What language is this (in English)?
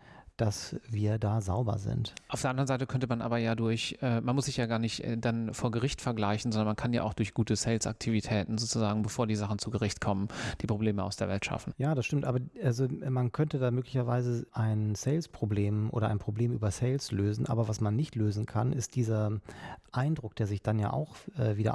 German